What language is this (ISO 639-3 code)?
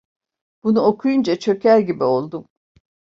tur